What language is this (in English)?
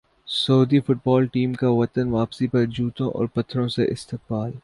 Urdu